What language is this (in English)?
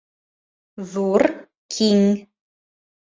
Bashkir